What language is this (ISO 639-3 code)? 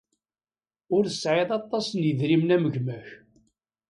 kab